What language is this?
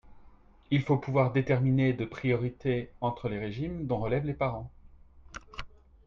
French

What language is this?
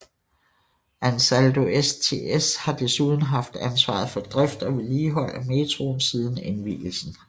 Danish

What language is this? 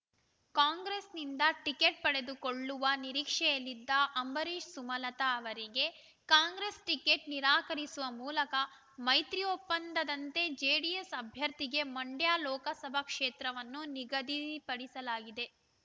Kannada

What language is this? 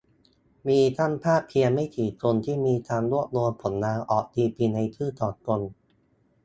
Thai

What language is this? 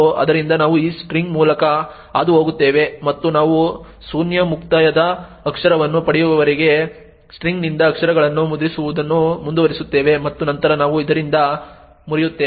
Kannada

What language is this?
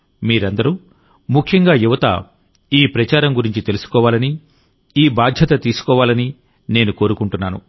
Telugu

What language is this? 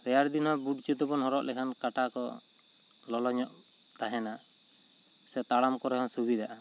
Santali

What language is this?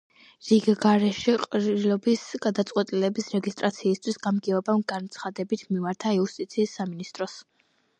Georgian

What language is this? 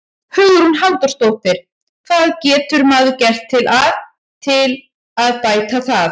Icelandic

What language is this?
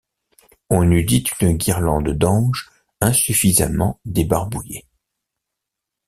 French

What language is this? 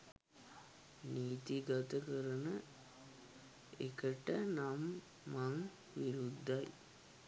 Sinhala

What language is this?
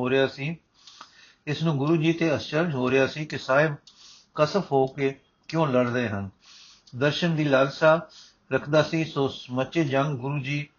Punjabi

